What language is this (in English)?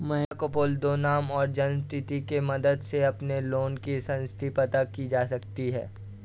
Hindi